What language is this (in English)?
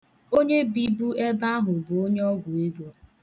Igbo